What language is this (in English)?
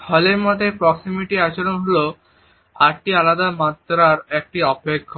Bangla